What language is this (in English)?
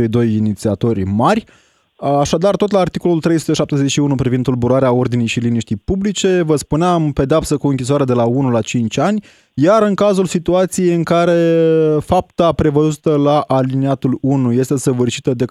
Romanian